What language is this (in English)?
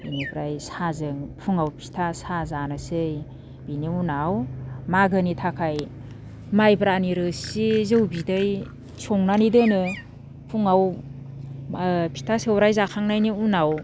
Bodo